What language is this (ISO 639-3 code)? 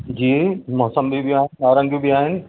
snd